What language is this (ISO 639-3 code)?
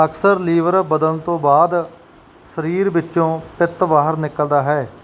pan